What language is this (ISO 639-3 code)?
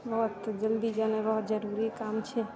mai